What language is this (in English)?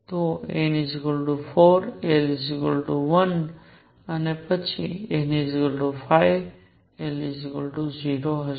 Gujarati